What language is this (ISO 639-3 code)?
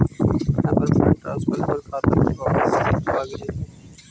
mag